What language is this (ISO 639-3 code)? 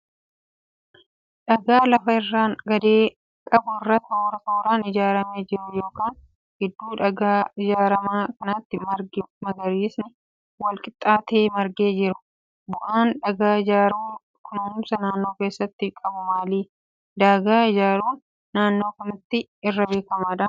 orm